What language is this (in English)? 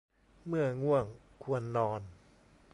Thai